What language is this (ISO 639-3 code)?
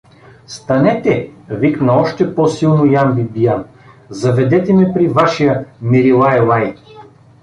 bul